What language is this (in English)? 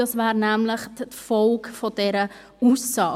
Swiss German